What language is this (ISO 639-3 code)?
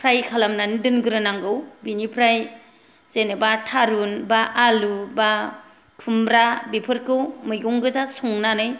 brx